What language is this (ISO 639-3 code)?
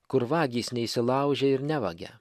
lit